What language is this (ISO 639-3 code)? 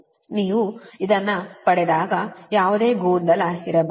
kan